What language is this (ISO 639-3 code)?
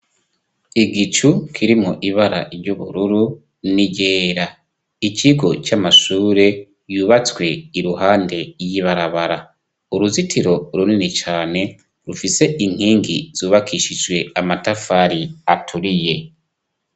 run